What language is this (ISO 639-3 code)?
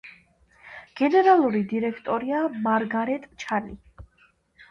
kat